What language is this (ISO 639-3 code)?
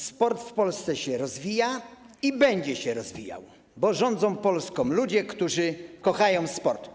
pol